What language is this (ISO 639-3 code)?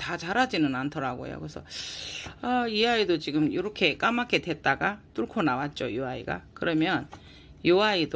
kor